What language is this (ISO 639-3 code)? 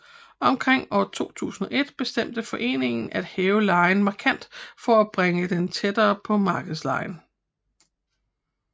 dan